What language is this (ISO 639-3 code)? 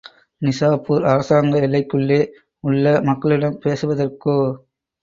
tam